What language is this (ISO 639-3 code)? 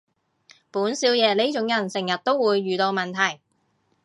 yue